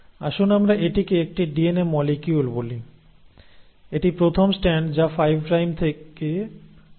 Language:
Bangla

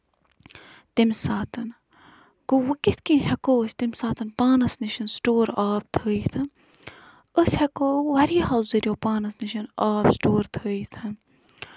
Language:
Kashmiri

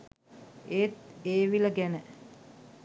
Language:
Sinhala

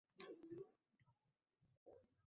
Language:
Uzbek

